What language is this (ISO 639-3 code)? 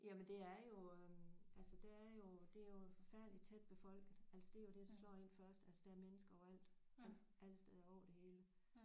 dan